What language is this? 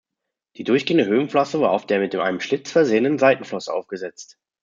German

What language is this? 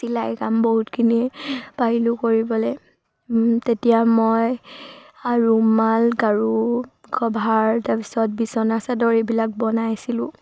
Assamese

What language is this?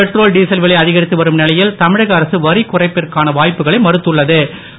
Tamil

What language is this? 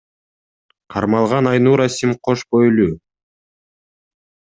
Kyrgyz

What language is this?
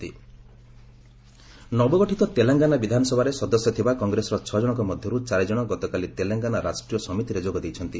Odia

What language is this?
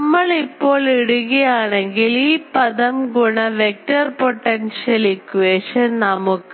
Malayalam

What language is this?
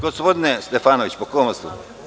Serbian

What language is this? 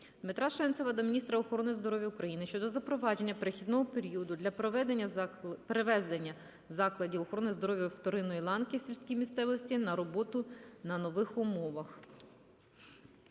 Ukrainian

